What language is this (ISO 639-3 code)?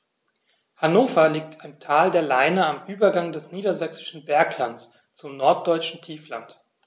deu